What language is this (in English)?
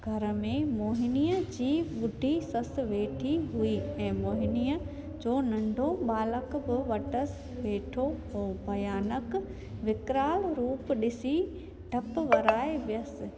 Sindhi